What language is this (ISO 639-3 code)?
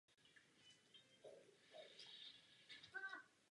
ces